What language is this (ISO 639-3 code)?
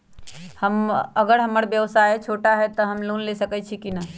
mag